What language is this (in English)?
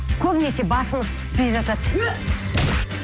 Kazakh